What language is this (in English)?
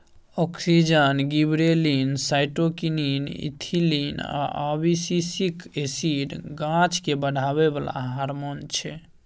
Maithili